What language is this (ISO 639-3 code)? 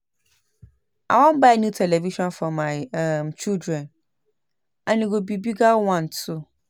pcm